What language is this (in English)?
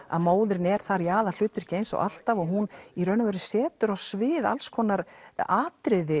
Icelandic